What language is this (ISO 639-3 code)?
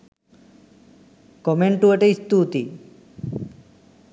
sin